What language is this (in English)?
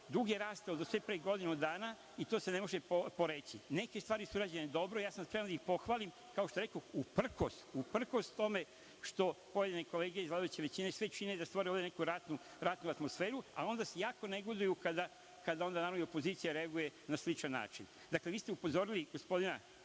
Serbian